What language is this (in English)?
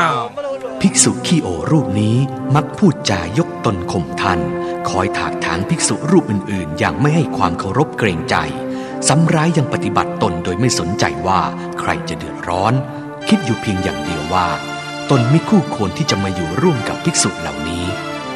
Thai